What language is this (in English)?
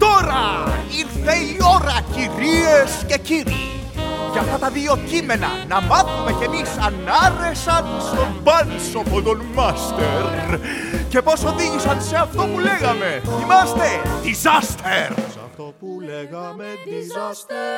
Greek